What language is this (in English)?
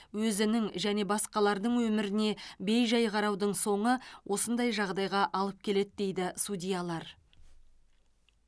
Kazakh